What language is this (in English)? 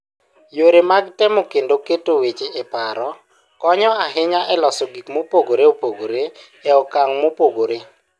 Luo (Kenya and Tanzania)